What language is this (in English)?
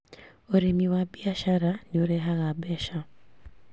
Kikuyu